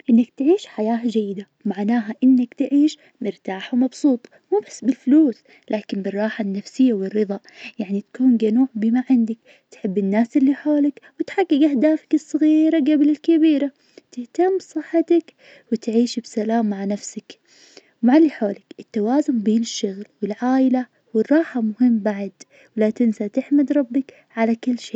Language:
Najdi Arabic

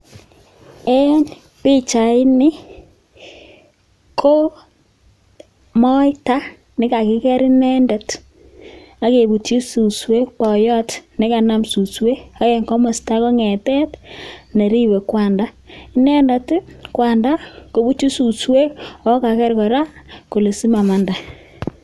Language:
Kalenjin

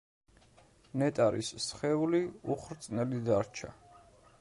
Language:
Georgian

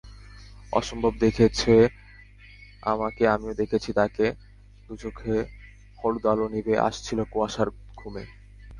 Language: Bangla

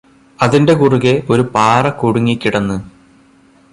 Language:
Malayalam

